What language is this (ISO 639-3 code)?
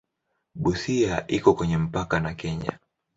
swa